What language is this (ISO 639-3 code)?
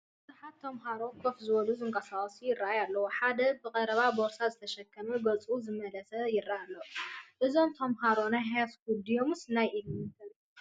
tir